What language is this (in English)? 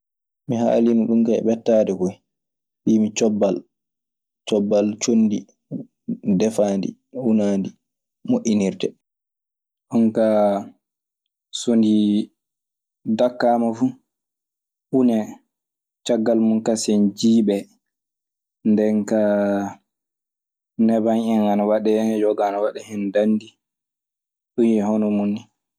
Maasina Fulfulde